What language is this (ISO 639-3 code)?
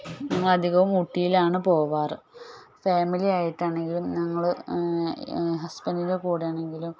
mal